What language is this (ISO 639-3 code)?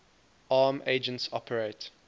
eng